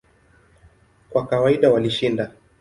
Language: Swahili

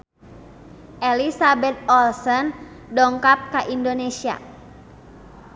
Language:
Sundanese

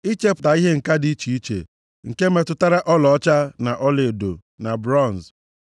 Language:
Igbo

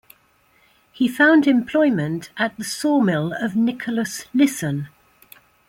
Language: English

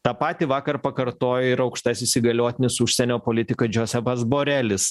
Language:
Lithuanian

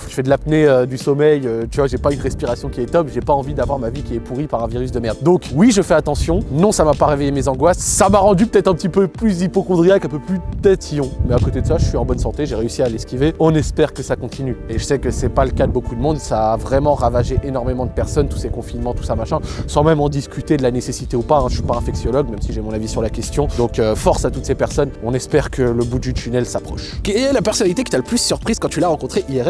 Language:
French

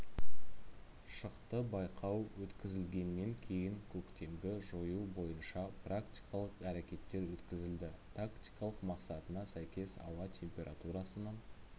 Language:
Kazakh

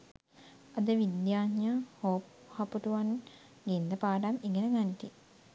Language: Sinhala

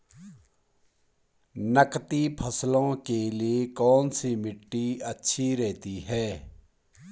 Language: Hindi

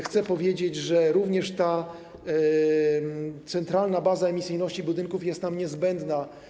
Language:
Polish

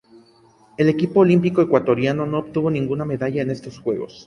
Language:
Spanish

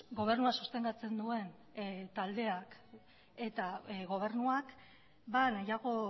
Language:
Basque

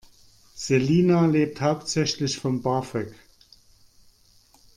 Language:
German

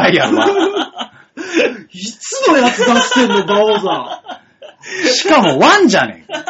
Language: Japanese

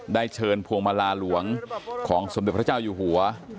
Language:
Thai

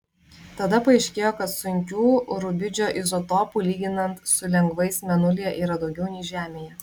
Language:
Lithuanian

